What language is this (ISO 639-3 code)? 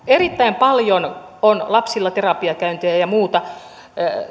fin